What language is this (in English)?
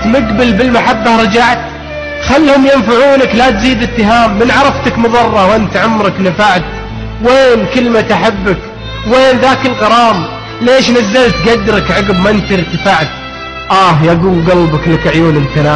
Arabic